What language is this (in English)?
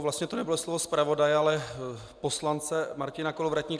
Czech